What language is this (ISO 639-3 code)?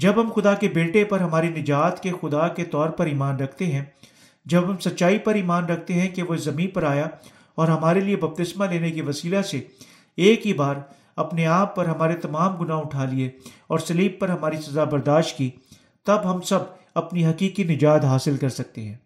urd